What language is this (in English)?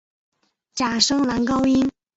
Chinese